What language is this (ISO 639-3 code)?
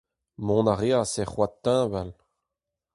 bre